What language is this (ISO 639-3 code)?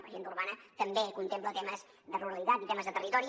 cat